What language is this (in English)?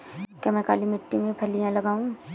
Hindi